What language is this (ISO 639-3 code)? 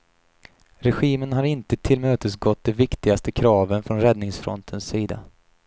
swe